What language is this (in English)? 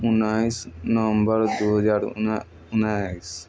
Maithili